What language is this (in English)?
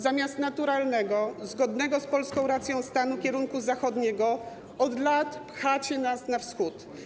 Polish